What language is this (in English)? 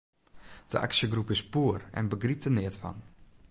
Western Frisian